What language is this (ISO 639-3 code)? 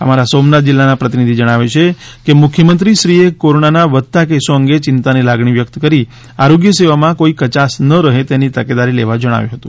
guj